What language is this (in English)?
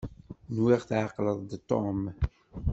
Kabyle